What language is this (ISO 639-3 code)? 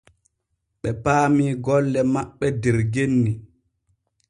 fue